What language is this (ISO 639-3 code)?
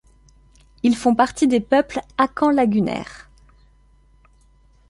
fra